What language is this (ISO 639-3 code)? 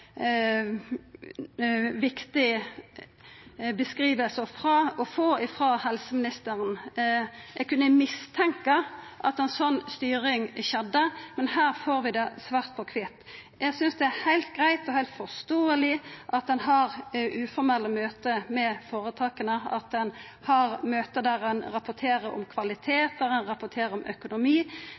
nno